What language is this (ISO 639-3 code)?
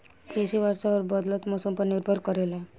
bho